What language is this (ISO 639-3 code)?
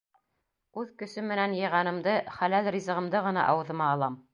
bak